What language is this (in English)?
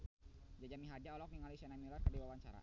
Sundanese